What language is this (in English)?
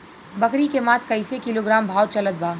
Bhojpuri